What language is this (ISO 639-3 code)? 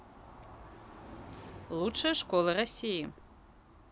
rus